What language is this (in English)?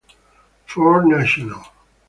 Italian